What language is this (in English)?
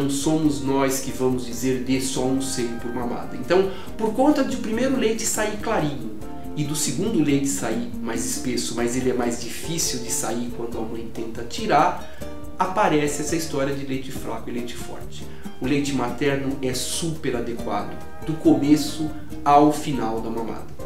Portuguese